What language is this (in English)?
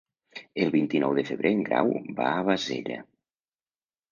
Catalan